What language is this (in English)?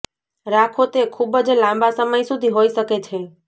Gujarati